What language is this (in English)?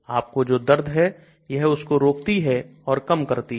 Hindi